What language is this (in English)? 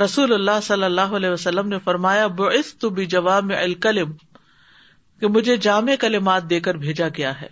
Urdu